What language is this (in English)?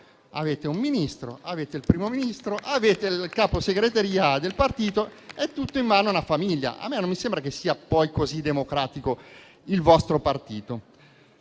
Italian